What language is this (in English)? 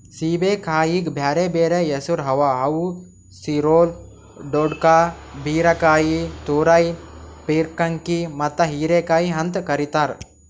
Kannada